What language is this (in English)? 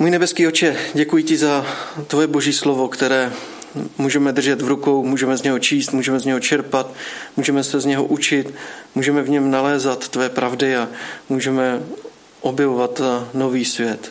Czech